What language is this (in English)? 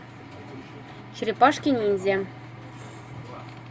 Russian